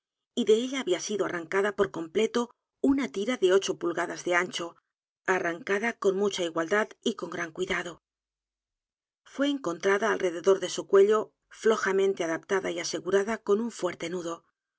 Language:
Spanish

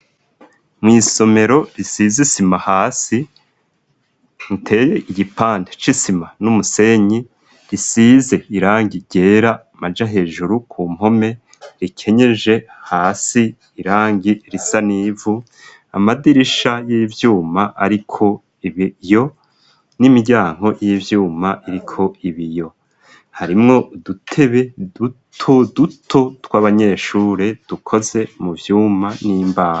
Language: Rundi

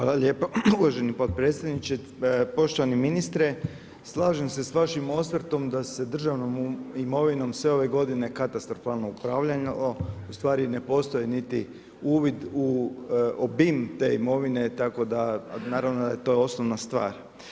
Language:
Croatian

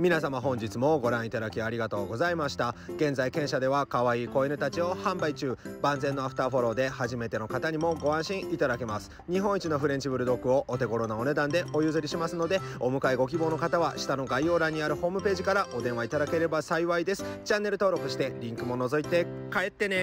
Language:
Japanese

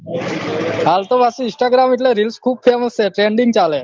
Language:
Gujarati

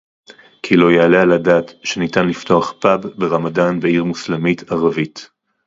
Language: Hebrew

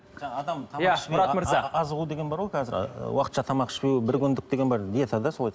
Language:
Kazakh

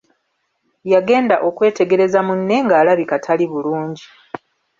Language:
Ganda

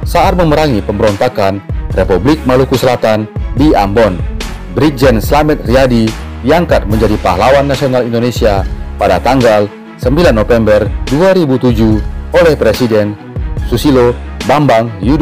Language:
Indonesian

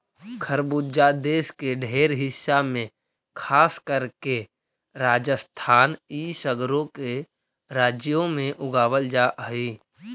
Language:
Magahi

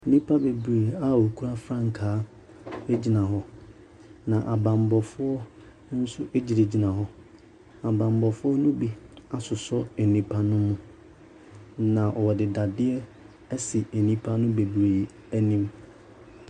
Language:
Akan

